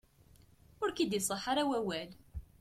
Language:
Kabyle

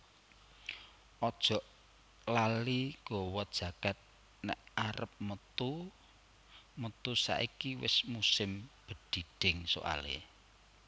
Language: Javanese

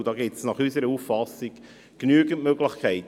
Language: Swiss German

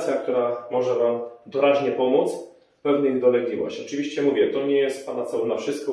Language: Polish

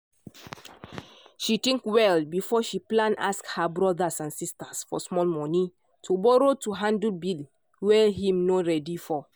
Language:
Nigerian Pidgin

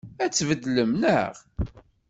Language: Kabyle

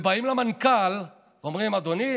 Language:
Hebrew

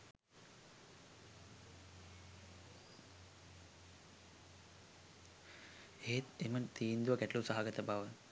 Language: Sinhala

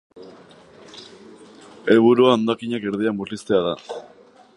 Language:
Basque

